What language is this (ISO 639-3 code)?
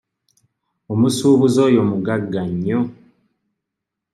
lug